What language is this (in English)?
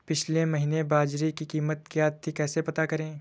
Hindi